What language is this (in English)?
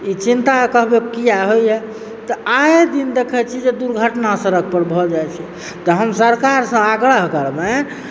Maithili